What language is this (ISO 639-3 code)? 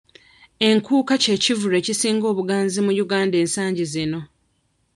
lug